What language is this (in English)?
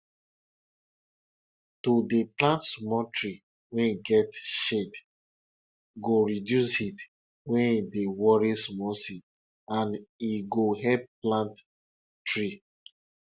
Nigerian Pidgin